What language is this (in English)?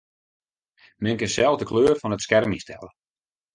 Western Frisian